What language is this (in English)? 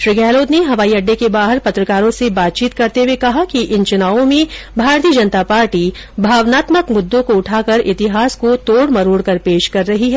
Hindi